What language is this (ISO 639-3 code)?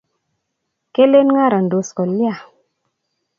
kln